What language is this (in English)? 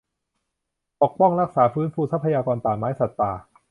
Thai